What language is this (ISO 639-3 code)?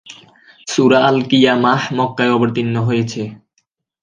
ben